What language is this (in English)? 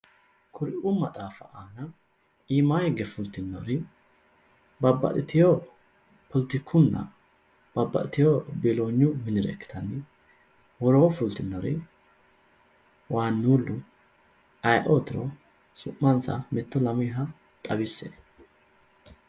Sidamo